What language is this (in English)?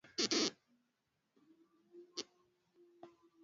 Swahili